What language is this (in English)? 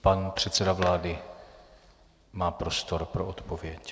Czech